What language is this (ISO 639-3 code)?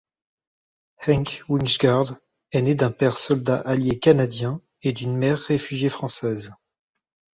fra